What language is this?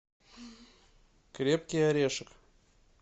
Russian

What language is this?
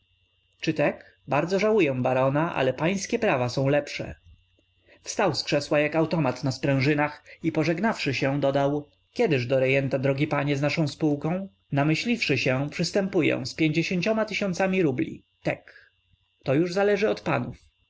Polish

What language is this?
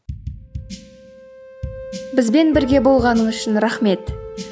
Kazakh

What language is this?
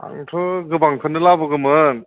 Bodo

